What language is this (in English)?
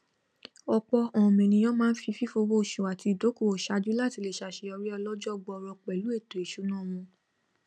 Yoruba